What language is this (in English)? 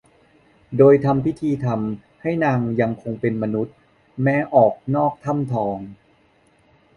Thai